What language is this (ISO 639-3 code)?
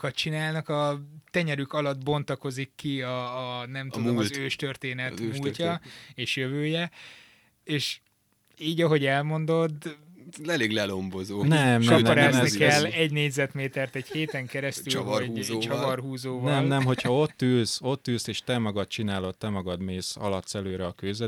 hun